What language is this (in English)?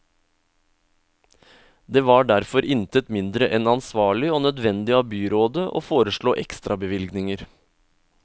Norwegian